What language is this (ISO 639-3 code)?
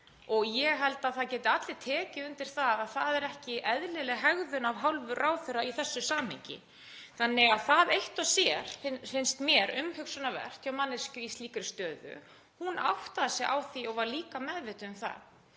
isl